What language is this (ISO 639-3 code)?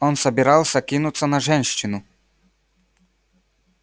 rus